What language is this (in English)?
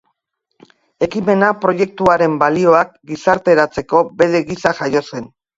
Basque